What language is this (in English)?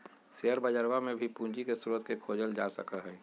Magahi